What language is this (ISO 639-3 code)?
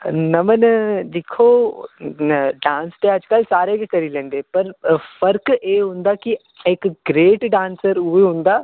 doi